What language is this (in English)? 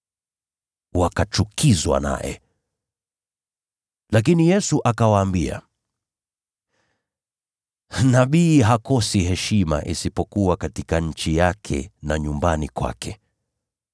Swahili